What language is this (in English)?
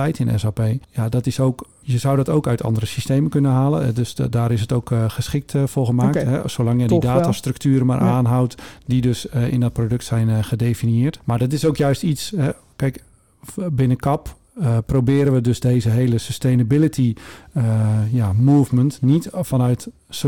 Dutch